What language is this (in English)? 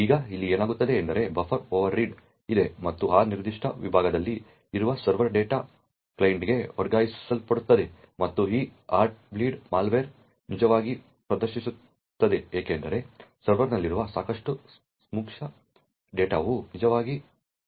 Kannada